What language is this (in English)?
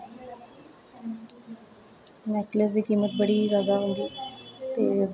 Dogri